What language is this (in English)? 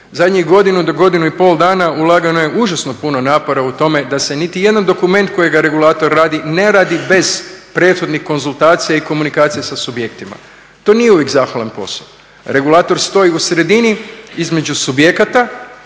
Croatian